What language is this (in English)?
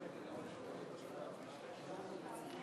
Hebrew